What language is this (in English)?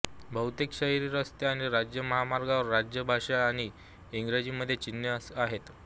Marathi